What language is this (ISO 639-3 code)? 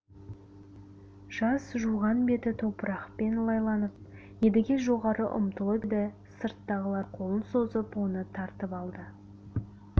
kaz